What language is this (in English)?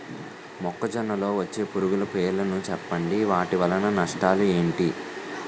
Telugu